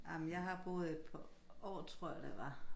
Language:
Danish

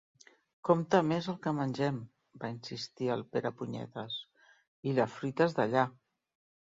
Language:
Catalan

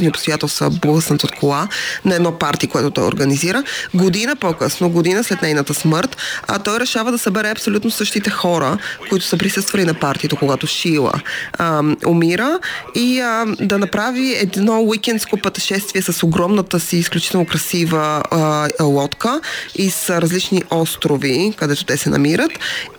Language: Bulgarian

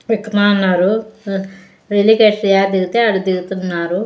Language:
Telugu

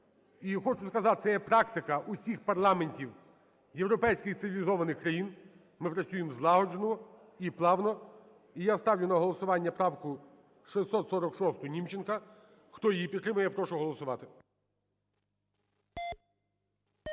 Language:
Ukrainian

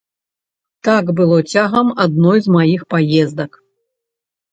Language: Belarusian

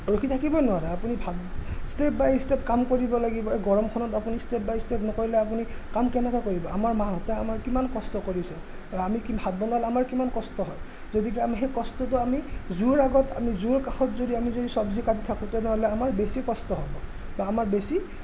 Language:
Assamese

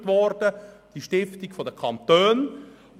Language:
Swiss German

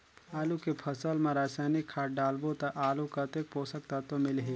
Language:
Chhattisgarhi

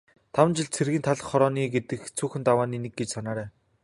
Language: Mongolian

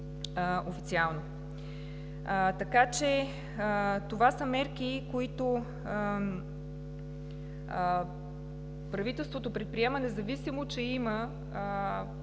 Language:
Bulgarian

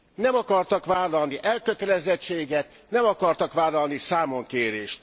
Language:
Hungarian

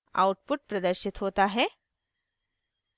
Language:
Hindi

